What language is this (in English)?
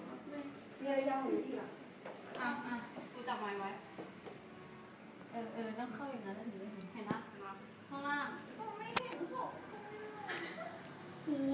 Thai